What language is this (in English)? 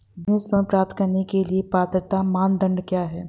Hindi